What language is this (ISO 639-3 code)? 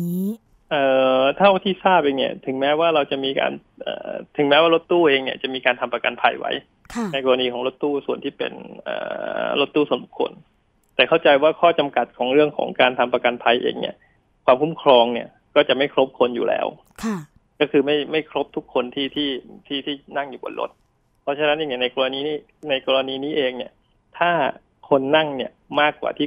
tha